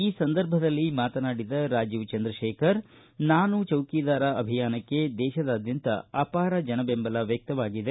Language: Kannada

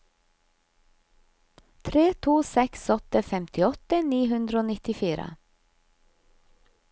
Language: Norwegian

